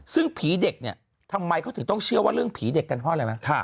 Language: Thai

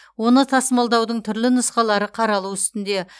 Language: Kazakh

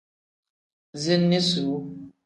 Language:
Tem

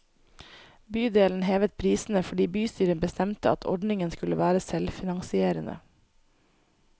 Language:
Norwegian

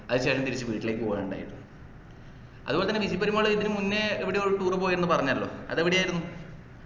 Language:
Malayalam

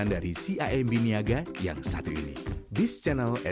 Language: Indonesian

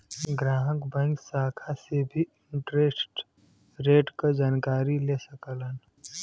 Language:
Bhojpuri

